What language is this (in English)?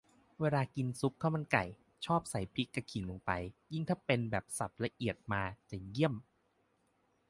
Thai